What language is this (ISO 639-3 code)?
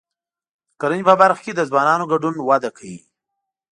pus